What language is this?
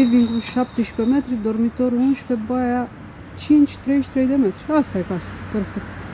Romanian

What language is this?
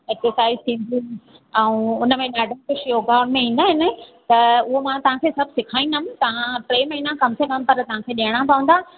Sindhi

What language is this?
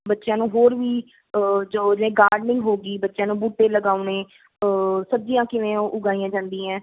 Punjabi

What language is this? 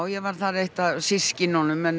Icelandic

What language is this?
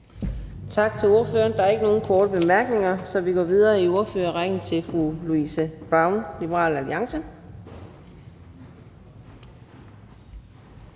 Danish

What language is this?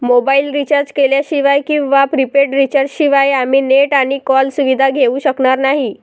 Marathi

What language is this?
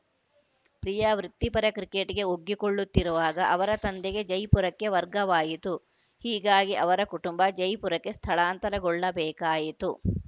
Kannada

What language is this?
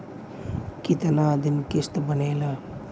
Bhojpuri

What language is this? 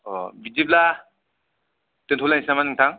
Bodo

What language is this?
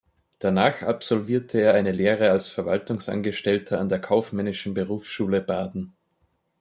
German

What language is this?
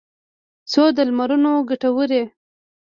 Pashto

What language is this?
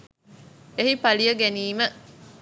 Sinhala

